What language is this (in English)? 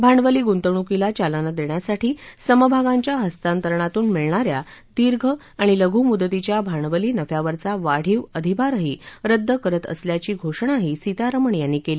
Marathi